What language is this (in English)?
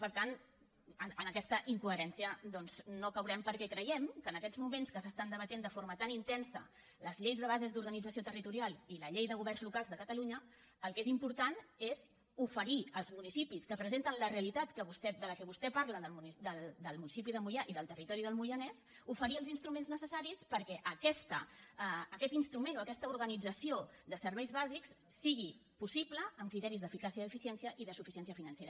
Catalan